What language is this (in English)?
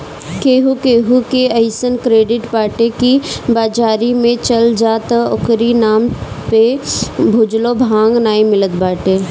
Bhojpuri